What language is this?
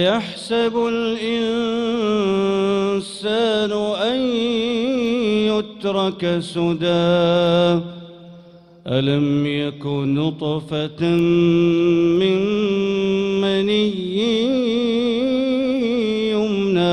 Arabic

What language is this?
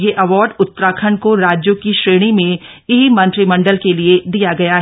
Hindi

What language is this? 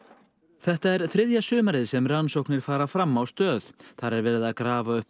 Icelandic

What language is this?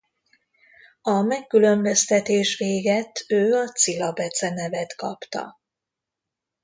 Hungarian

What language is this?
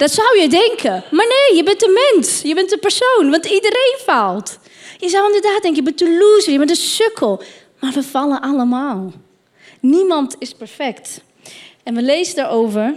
Dutch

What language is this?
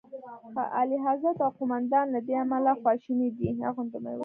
Pashto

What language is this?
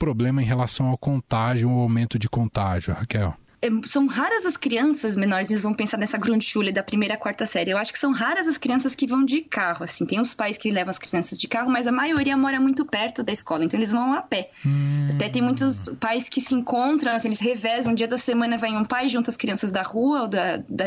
Portuguese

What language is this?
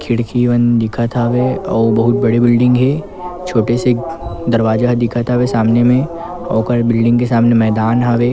Chhattisgarhi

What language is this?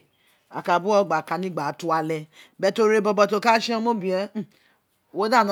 Isekiri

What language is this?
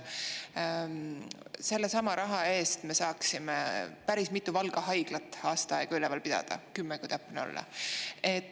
Estonian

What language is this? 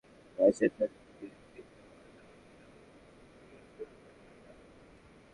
Bangla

